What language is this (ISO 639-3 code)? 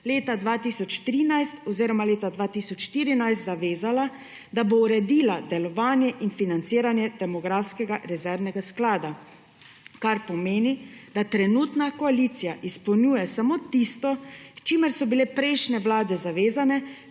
slv